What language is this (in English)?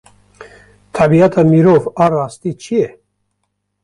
Kurdish